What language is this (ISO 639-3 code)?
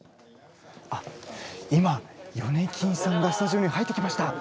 jpn